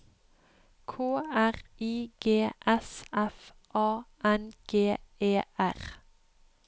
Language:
Norwegian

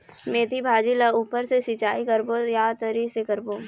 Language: Chhattisgarhi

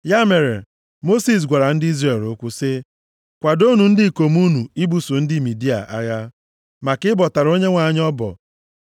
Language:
Igbo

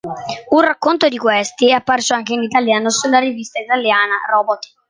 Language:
Italian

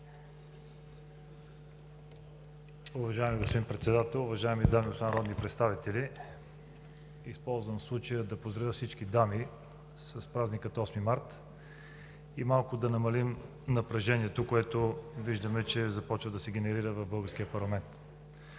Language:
Bulgarian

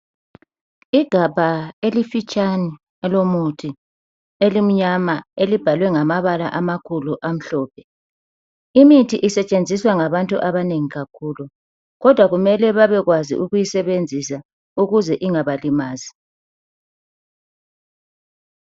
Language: North Ndebele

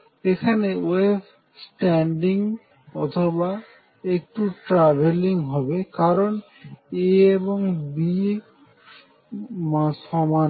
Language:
Bangla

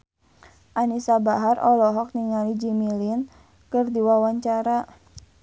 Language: Sundanese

